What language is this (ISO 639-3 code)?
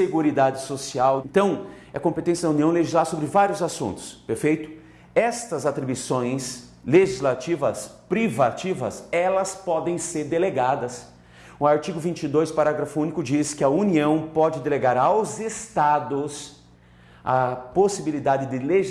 por